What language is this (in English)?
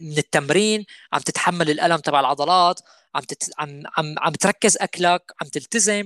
Arabic